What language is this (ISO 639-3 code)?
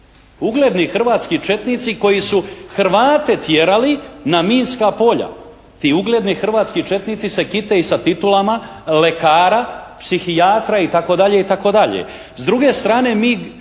hrv